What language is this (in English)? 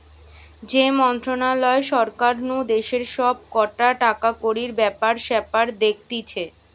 Bangla